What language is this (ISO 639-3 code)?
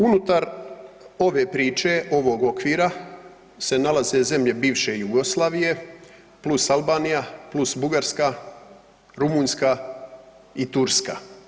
hrv